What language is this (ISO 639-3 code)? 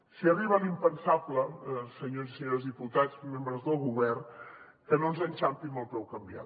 cat